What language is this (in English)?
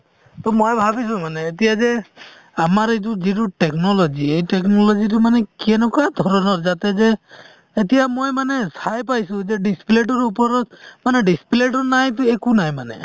Assamese